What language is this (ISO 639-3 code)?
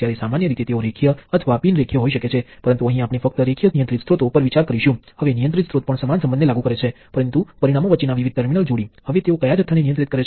guj